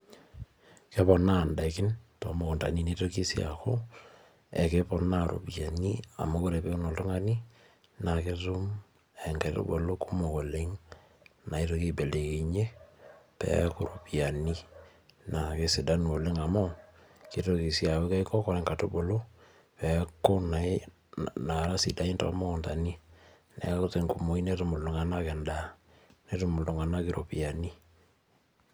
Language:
Masai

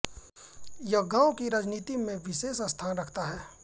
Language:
Hindi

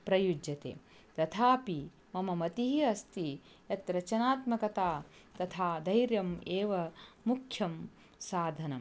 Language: Sanskrit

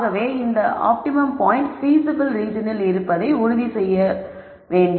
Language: Tamil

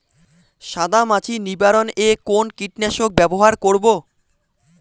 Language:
Bangla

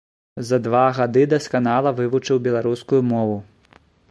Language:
Belarusian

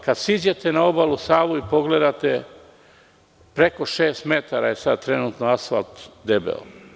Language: Serbian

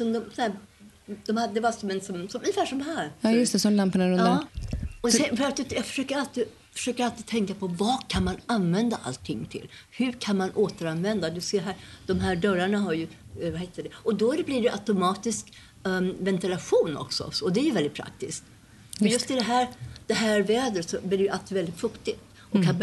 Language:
Swedish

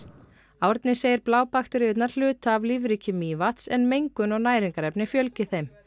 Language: Icelandic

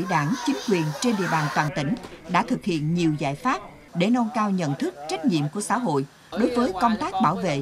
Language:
Vietnamese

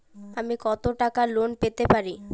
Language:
Bangla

